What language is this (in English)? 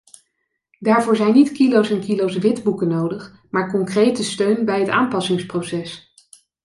Dutch